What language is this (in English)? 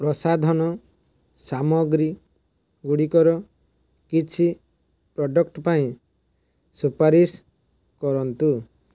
Odia